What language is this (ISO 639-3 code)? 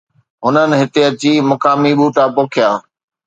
snd